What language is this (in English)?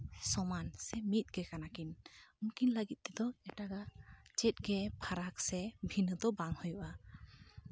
Santali